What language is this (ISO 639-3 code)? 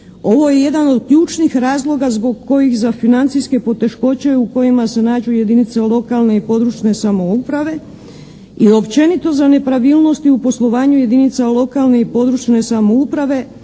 hrv